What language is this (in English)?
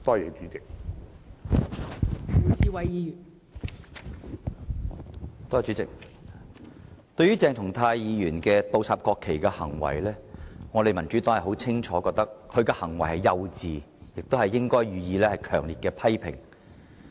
Cantonese